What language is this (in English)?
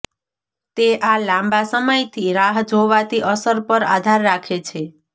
Gujarati